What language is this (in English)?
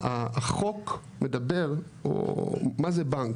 Hebrew